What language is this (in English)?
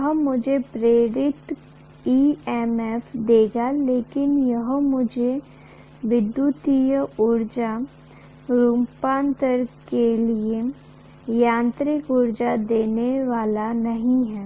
Hindi